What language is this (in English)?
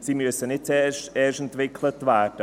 Swiss German